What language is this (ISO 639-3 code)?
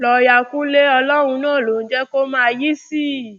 yor